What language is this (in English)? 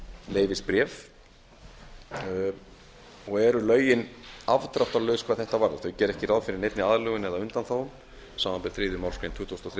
Icelandic